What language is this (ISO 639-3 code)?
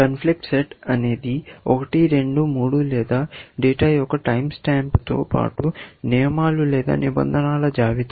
tel